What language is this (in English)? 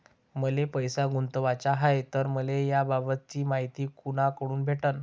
Marathi